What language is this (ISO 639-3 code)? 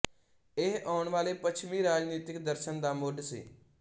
pan